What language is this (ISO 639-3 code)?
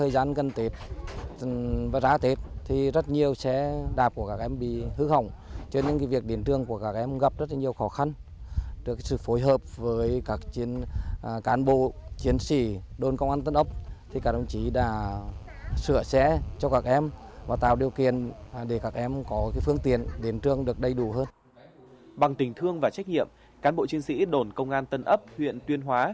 vie